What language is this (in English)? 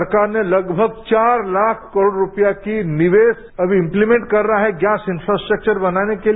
Hindi